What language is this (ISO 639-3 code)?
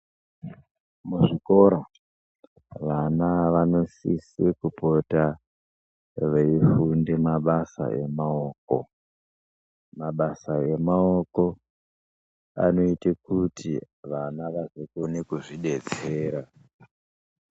ndc